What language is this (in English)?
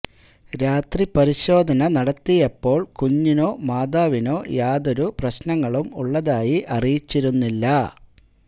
Malayalam